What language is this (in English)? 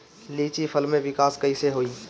Bhojpuri